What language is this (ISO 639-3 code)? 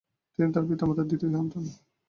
ben